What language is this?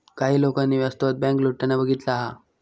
Marathi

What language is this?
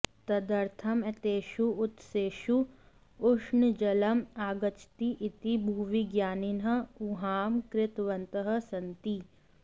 Sanskrit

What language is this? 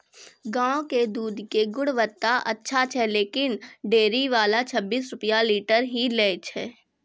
Maithili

